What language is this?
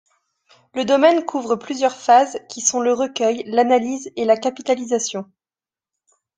French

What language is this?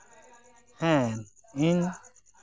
Santali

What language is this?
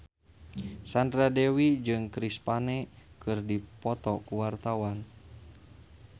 Sundanese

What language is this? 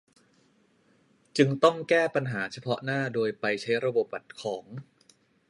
Thai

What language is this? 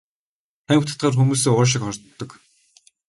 Mongolian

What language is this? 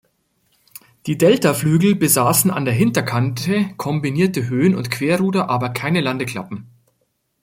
German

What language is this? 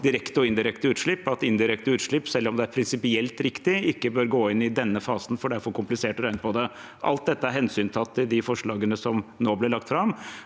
Norwegian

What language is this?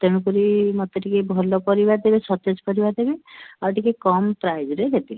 Odia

